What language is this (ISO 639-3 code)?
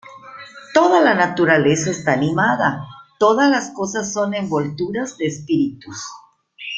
spa